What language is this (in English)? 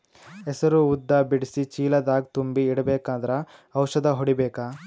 Kannada